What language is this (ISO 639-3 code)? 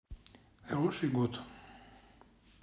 rus